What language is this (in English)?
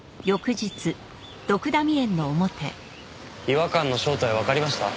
Japanese